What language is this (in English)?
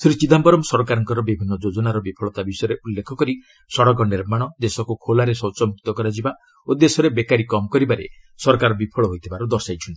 Odia